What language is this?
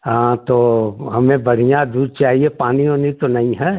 Hindi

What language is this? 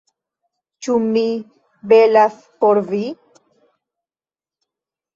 Esperanto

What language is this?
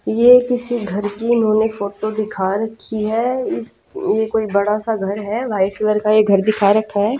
Hindi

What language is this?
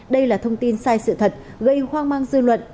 Vietnamese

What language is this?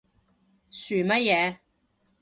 Cantonese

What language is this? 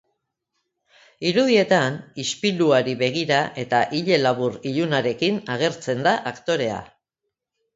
Basque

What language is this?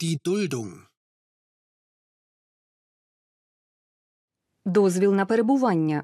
Ukrainian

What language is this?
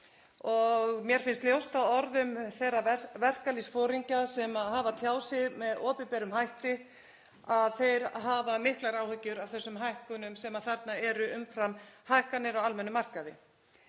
Icelandic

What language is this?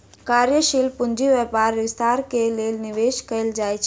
Maithili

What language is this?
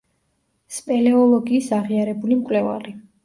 Georgian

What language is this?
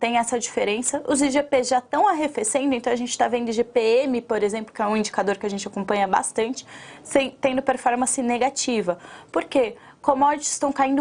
Portuguese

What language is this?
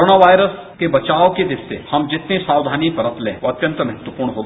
Hindi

